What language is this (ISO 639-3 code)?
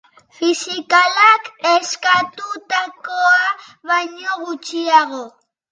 eus